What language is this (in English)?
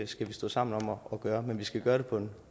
Danish